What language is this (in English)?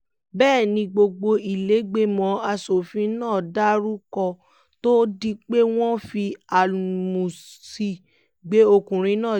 Yoruba